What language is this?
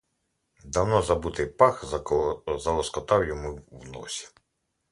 Ukrainian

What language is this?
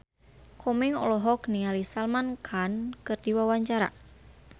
Sundanese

